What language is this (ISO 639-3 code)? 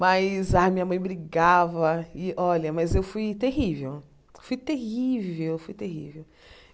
por